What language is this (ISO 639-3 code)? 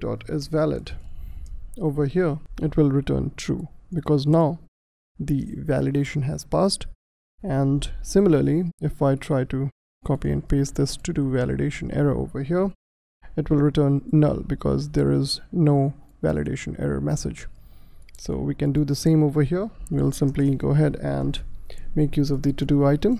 eng